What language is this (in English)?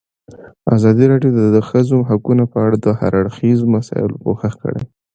Pashto